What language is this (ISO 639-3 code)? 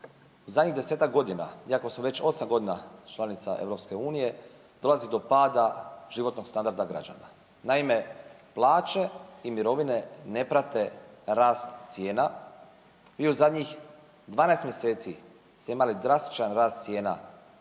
hrv